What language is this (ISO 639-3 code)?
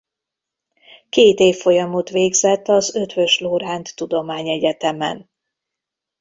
hun